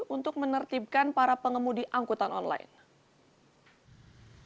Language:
Indonesian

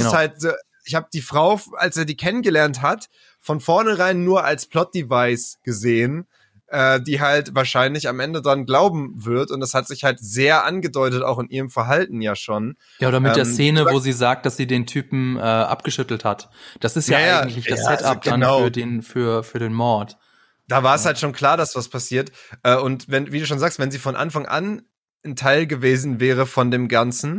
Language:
German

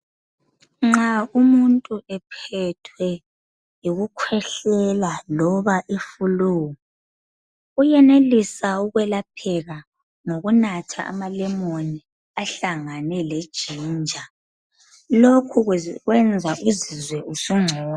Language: North Ndebele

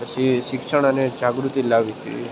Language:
Gujarati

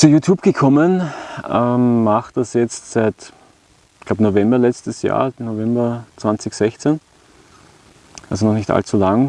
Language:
German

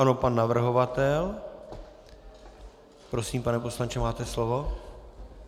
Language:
Czech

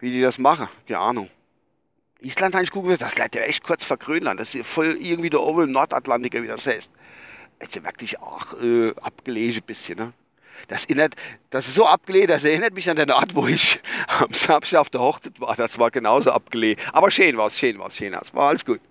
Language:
German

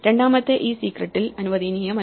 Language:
Malayalam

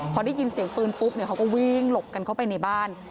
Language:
Thai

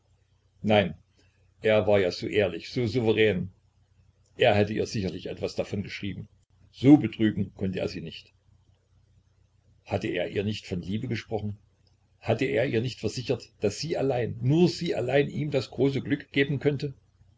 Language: German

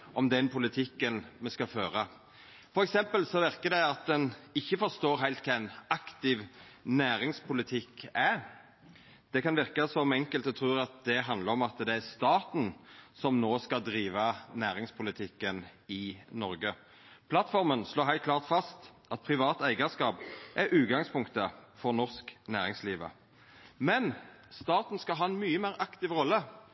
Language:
Norwegian Nynorsk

